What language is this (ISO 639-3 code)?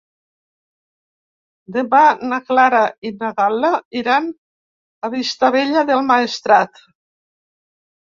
cat